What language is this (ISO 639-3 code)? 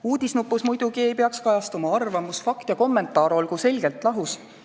est